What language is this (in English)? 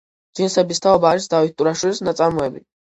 Georgian